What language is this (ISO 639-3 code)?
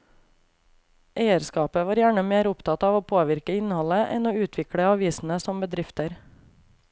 nor